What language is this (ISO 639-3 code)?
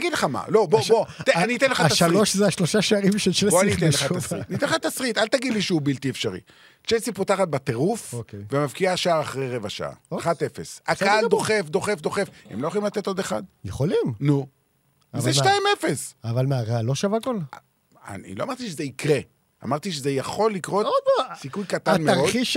heb